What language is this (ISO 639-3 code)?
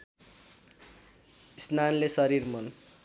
nep